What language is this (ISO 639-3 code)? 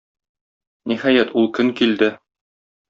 tat